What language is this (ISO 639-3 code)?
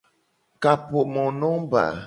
gej